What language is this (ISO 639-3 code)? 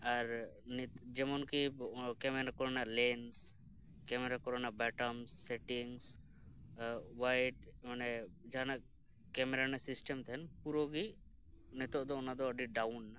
sat